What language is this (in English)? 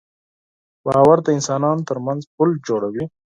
Pashto